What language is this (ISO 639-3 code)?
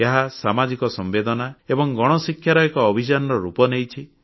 ori